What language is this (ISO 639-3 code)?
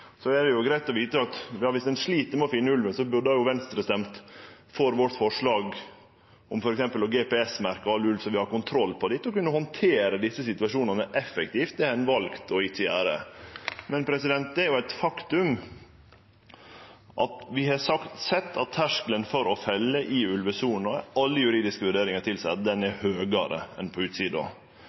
nno